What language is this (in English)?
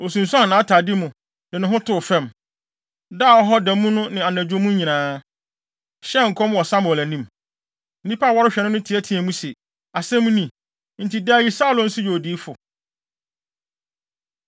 Akan